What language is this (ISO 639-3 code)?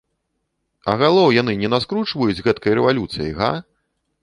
bel